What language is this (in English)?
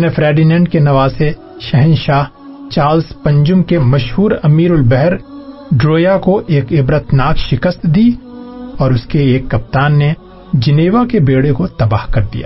Urdu